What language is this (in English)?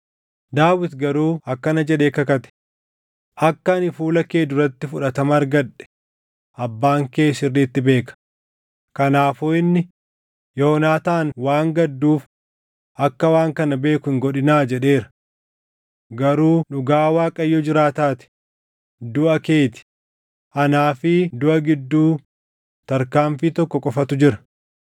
Oromo